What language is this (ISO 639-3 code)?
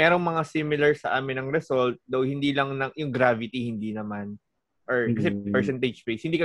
fil